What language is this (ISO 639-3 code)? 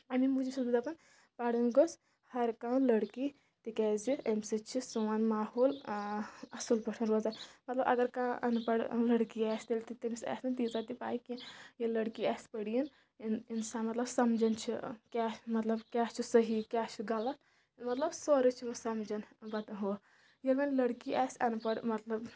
kas